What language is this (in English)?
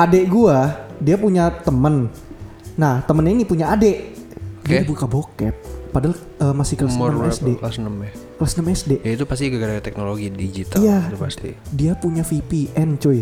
Indonesian